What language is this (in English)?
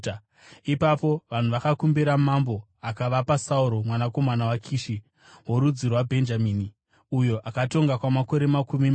Shona